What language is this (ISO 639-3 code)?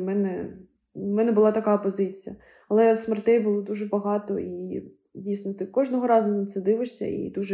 ukr